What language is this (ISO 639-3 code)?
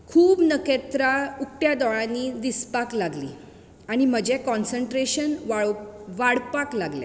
kok